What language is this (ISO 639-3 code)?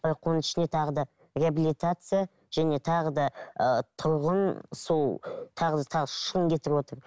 kaz